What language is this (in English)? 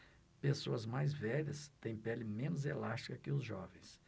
Portuguese